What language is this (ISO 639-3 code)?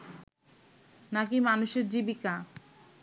ben